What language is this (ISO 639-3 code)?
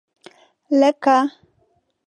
pus